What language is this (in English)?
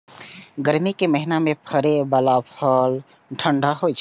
Maithili